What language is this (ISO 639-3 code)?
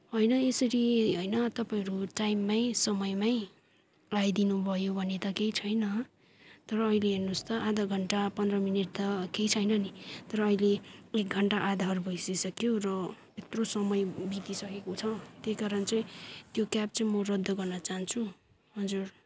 nep